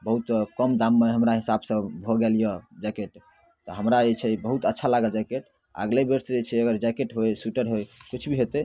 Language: Maithili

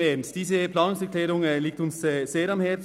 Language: Swiss German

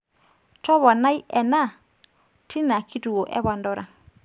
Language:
Masai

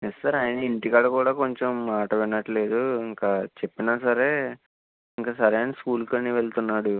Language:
Telugu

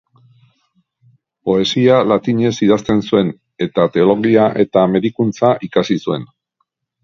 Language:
Basque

